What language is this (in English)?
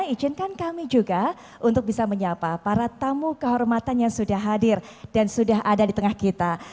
Indonesian